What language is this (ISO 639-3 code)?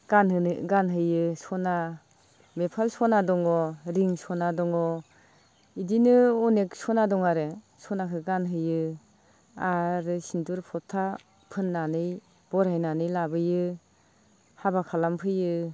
brx